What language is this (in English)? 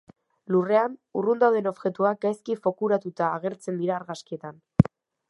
Basque